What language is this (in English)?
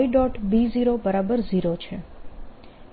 Gujarati